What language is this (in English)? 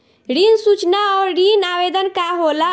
Bhojpuri